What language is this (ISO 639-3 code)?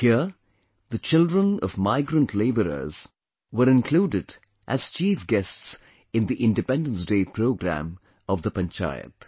eng